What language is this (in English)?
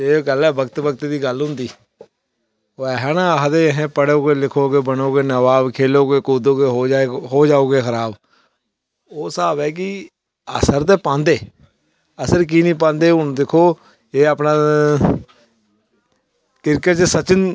Dogri